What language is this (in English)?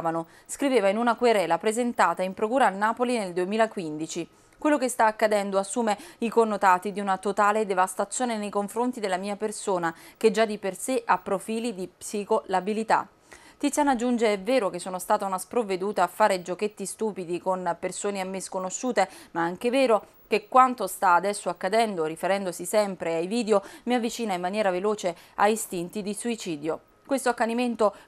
Italian